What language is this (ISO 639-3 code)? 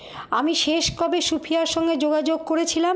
ben